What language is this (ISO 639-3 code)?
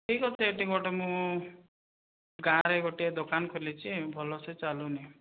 ori